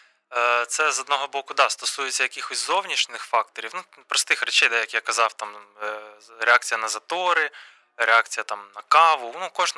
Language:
Ukrainian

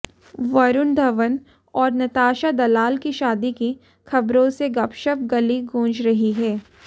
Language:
Hindi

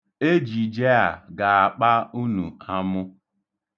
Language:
Igbo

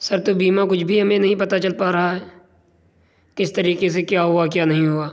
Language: Urdu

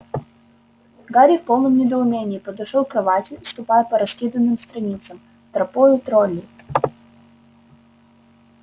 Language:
Russian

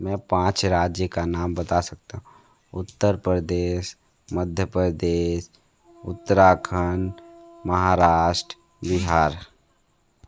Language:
Hindi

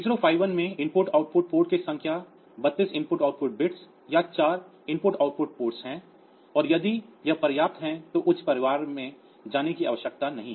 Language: Hindi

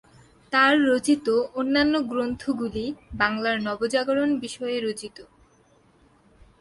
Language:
Bangla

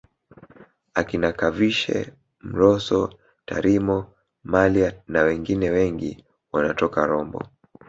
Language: Swahili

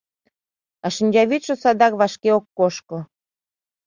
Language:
Mari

